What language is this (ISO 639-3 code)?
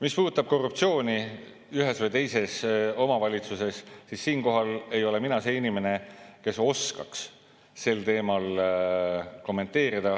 est